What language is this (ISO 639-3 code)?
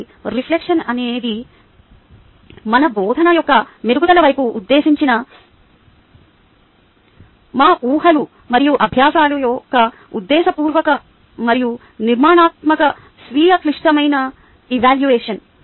tel